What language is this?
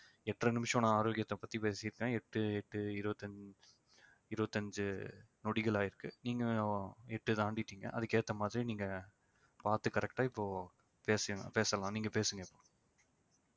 Tamil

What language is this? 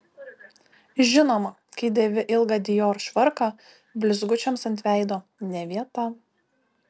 Lithuanian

